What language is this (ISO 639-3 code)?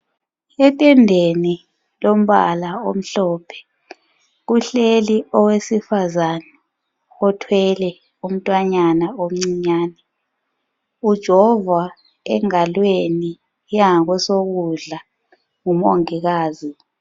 nde